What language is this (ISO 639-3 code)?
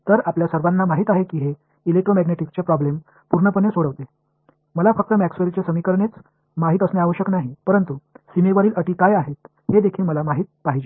mar